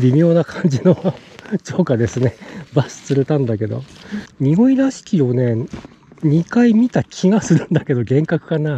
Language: Japanese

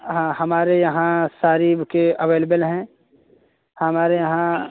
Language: Hindi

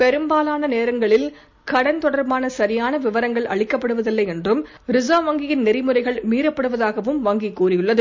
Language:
Tamil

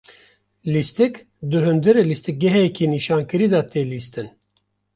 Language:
Kurdish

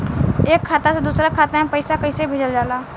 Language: Bhojpuri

